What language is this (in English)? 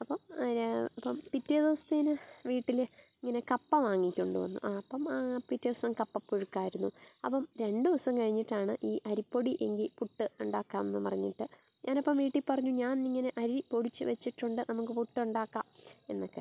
Malayalam